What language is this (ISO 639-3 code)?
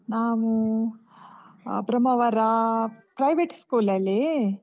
kan